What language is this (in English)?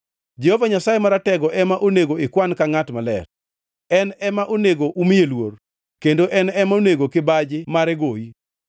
Luo (Kenya and Tanzania)